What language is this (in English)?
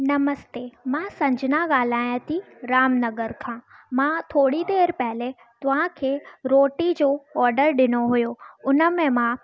Sindhi